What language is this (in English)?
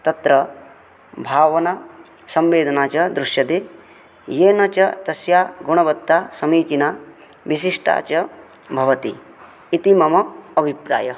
Sanskrit